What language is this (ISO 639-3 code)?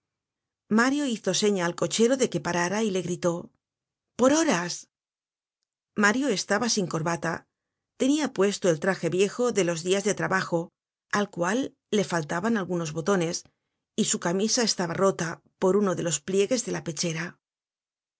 spa